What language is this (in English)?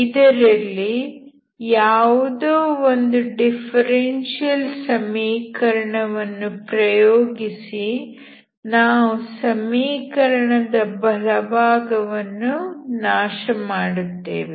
Kannada